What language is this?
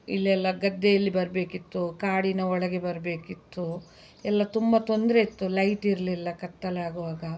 Kannada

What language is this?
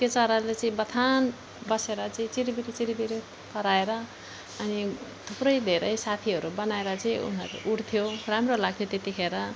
Nepali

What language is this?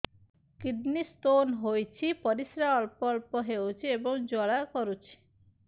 Odia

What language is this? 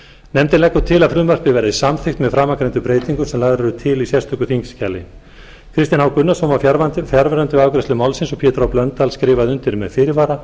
Icelandic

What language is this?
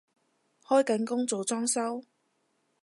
Cantonese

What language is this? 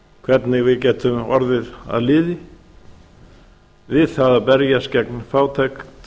Icelandic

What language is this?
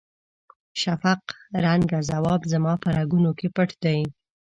Pashto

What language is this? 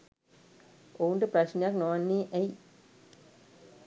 Sinhala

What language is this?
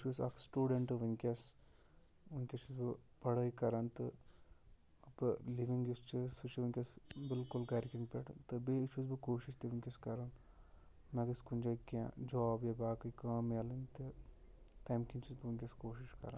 Kashmiri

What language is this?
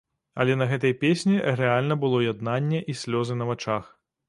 Belarusian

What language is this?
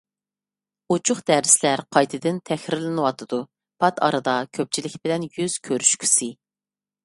Uyghur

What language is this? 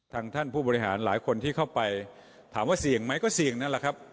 Thai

